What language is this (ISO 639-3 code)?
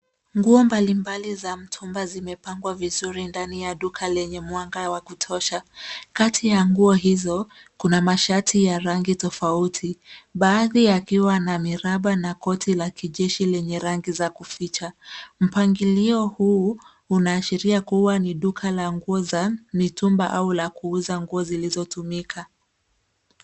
swa